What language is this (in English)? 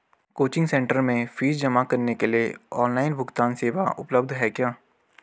Hindi